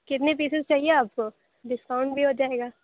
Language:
Urdu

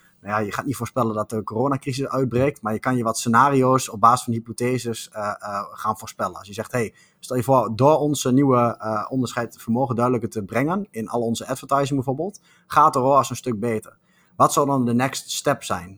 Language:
Dutch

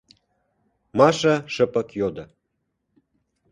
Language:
Mari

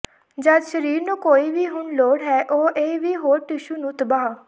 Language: Punjabi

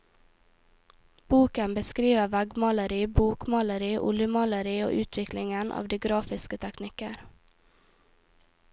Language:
Norwegian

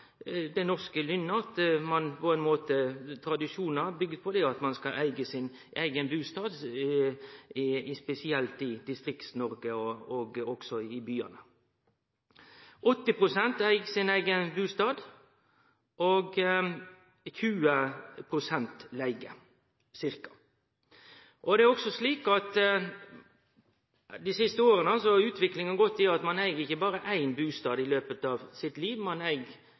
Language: Norwegian Nynorsk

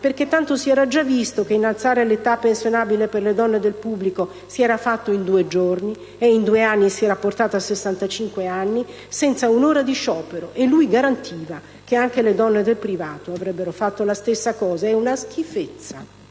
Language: Italian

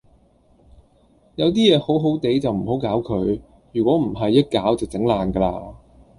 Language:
Cantonese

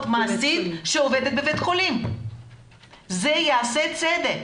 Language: Hebrew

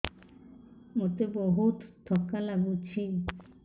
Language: Odia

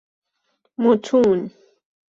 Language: Persian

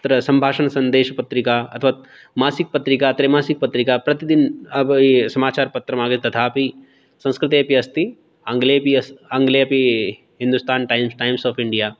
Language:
Sanskrit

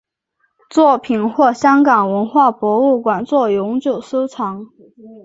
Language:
Chinese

